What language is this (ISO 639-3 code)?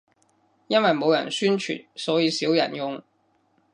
yue